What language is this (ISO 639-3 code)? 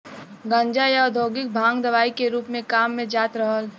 bho